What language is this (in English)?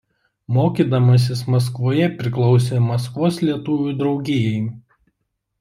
Lithuanian